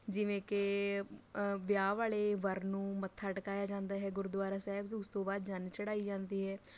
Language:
Punjabi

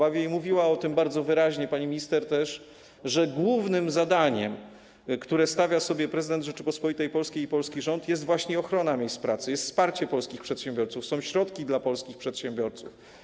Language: Polish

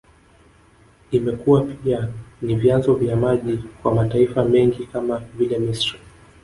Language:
Swahili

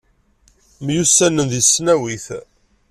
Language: Kabyle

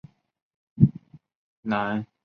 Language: Chinese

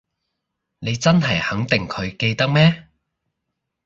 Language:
Cantonese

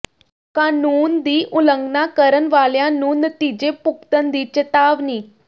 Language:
Punjabi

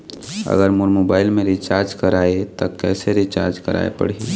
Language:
Chhattisgarhi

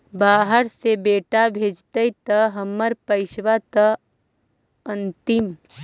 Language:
Magahi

